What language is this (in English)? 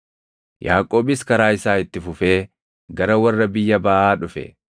Oromo